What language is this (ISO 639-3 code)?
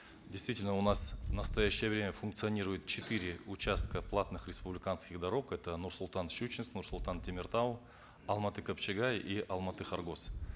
kaz